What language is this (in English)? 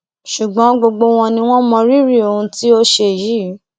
Yoruba